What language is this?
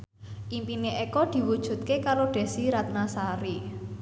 Javanese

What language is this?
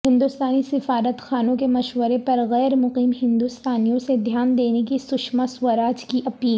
Urdu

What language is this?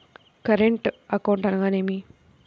Telugu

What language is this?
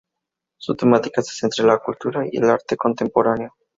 Spanish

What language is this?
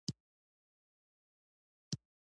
Pashto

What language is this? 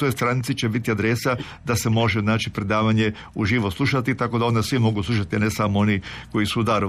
Croatian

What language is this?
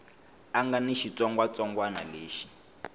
Tsonga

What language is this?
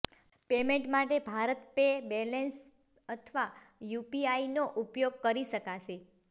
Gujarati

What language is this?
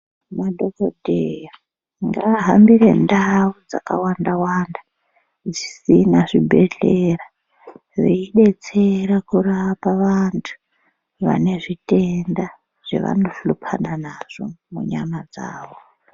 Ndau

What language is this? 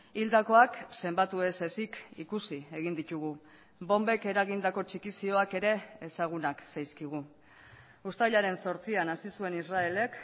Basque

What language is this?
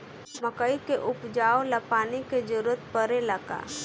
Bhojpuri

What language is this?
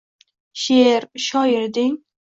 Uzbek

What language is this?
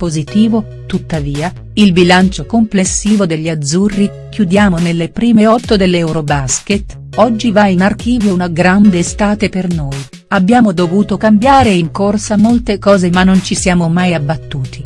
Italian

